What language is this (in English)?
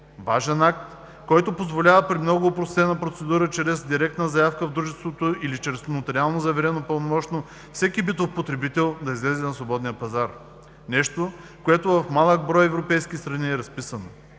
Bulgarian